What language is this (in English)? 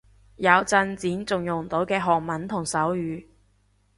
Cantonese